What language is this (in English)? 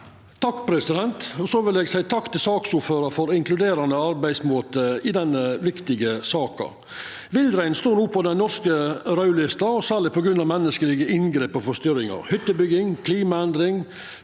Norwegian